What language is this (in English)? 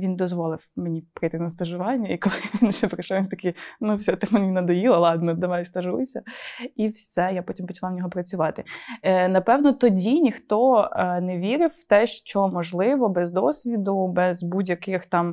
Ukrainian